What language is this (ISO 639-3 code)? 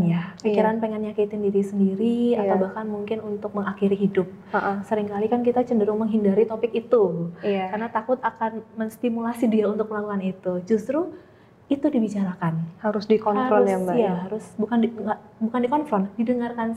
ind